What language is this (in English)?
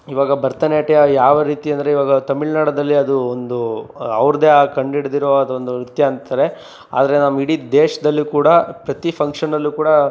Kannada